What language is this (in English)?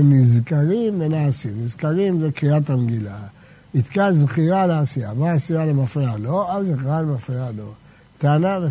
Hebrew